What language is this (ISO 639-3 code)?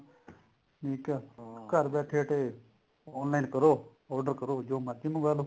pan